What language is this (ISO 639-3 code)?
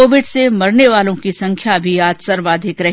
hin